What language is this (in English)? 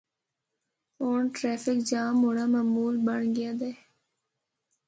Northern Hindko